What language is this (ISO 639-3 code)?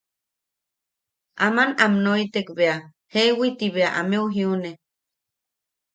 yaq